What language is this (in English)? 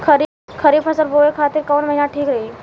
Bhojpuri